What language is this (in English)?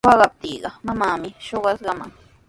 Sihuas Ancash Quechua